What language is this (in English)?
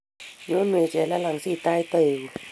Kalenjin